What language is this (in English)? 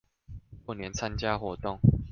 Chinese